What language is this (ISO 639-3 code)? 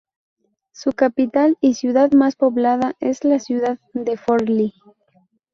spa